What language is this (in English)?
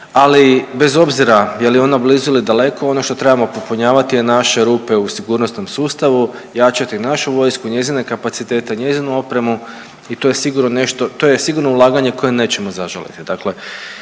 Croatian